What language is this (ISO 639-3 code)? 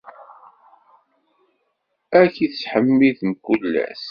kab